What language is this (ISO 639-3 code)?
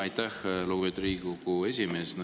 est